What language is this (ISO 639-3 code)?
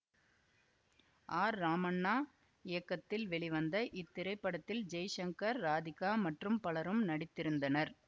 tam